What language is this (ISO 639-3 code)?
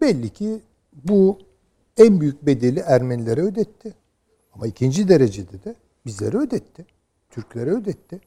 tur